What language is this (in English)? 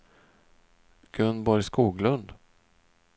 Swedish